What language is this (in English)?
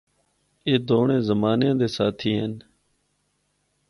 Northern Hindko